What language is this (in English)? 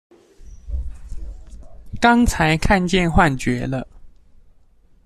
Chinese